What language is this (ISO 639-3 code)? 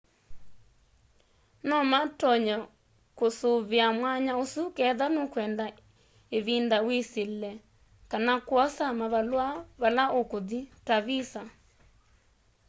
kam